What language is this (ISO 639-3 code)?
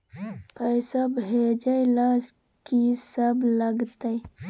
mai